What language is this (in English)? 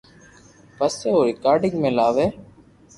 Loarki